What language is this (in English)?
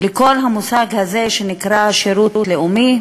Hebrew